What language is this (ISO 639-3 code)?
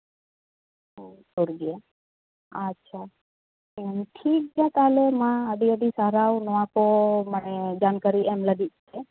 sat